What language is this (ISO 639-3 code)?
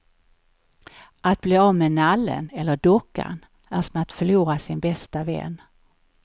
swe